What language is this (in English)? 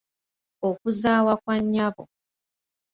Ganda